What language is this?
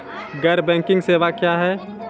Maithili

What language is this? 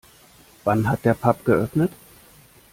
German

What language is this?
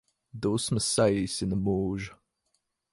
Latvian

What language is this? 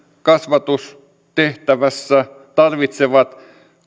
Finnish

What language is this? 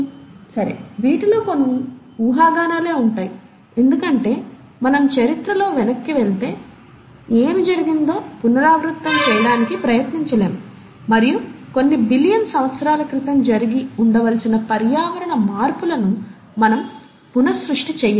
Telugu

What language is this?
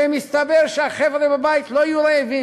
Hebrew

